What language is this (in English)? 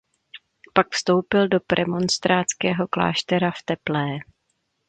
Czech